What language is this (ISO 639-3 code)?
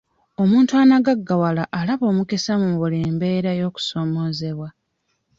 lug